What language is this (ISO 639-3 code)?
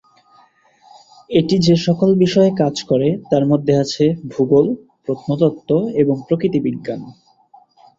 ben